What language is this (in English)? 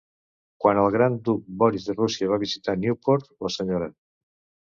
Catalan